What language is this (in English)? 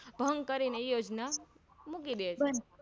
Gujarati